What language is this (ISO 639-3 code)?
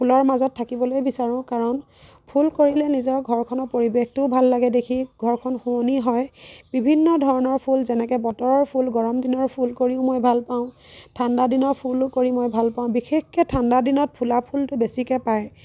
asm